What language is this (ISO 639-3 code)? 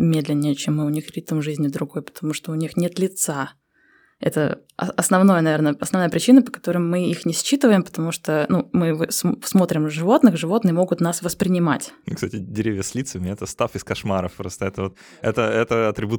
rus